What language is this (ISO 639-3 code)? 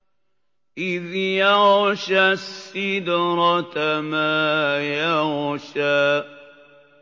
ara